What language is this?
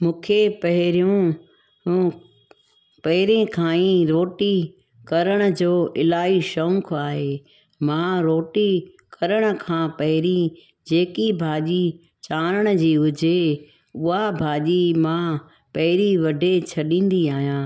Sindhi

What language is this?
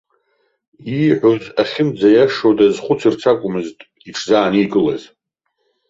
Abkhazian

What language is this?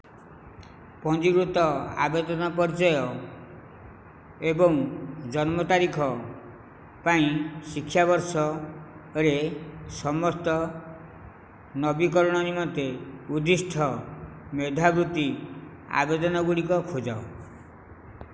Odia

